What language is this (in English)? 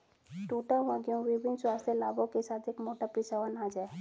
Hindi